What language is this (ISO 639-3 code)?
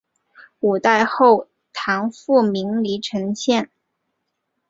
zho